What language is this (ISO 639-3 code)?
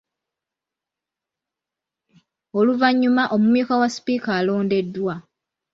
lug